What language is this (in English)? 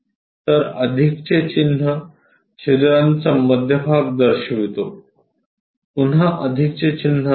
Marathi